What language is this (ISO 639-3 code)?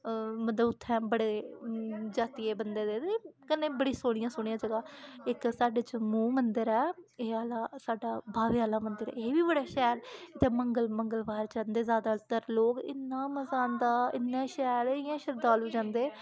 doi